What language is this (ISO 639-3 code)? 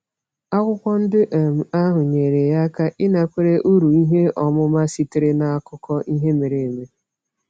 ibo